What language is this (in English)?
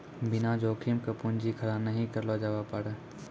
Maithili